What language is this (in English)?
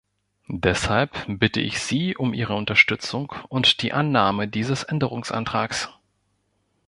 German